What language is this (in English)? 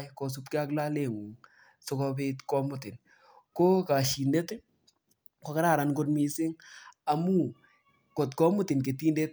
Kalenjin